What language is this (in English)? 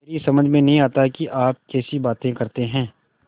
Hindi